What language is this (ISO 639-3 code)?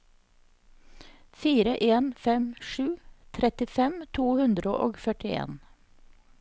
nor